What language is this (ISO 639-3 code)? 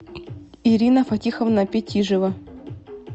rus